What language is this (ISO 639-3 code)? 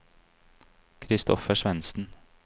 nor